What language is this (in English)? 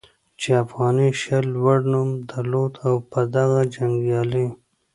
Pashto